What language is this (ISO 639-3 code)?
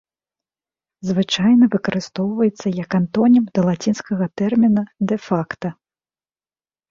bel